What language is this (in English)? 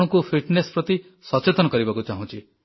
Odia